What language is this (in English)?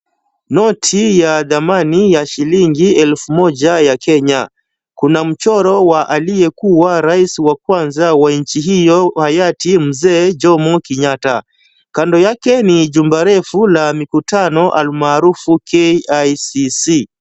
Swahili